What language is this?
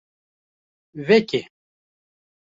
Kurdish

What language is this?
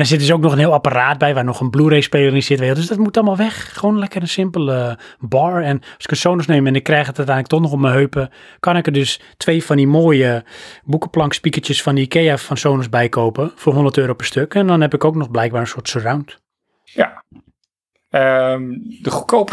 Dutch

